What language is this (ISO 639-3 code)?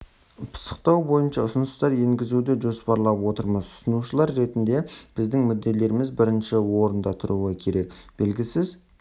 kaz